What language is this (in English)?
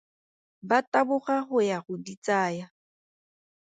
Tswana